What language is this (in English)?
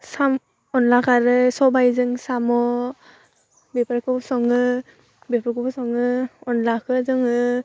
Bodo